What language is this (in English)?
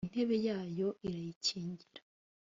Kinyarwanda